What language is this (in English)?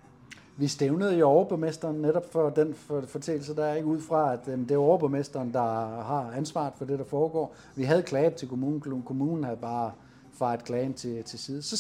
Danish